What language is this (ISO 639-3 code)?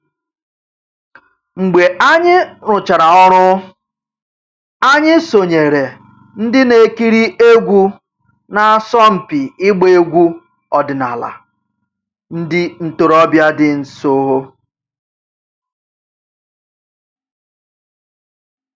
ibo